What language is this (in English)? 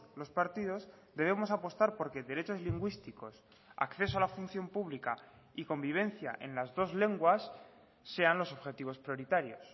Spanish